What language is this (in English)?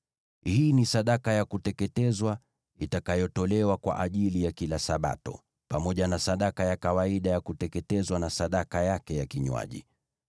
Swahili